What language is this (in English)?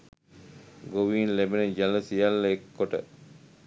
Sinhala